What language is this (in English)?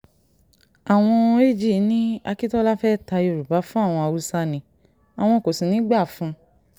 Yoruba